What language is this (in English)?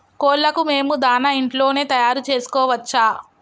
Telugu